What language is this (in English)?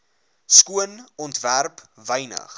Afrikaans